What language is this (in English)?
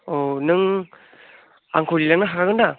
Bodo